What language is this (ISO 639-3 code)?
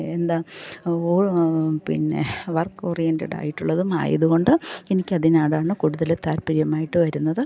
mal